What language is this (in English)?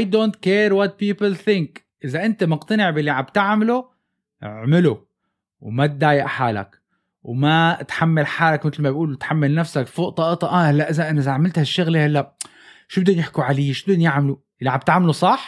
Arabic